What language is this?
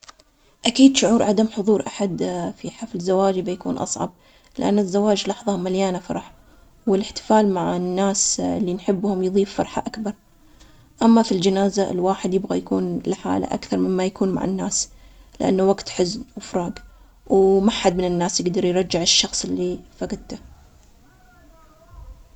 Omani Arabic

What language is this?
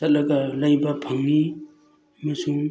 Manipuri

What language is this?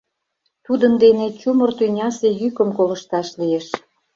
Mari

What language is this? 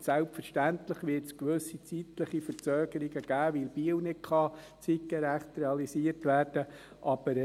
Swiss German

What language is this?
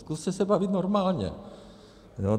Czech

